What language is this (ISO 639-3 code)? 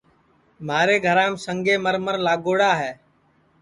ssi